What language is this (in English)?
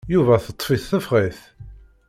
Kabyle